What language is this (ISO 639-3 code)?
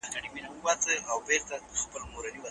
pus